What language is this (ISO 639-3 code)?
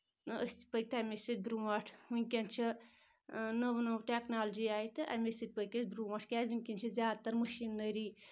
kas